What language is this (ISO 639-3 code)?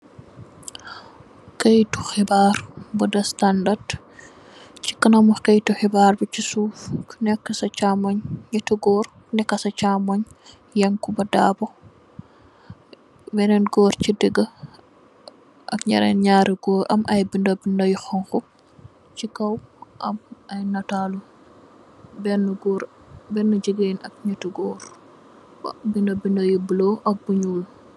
wol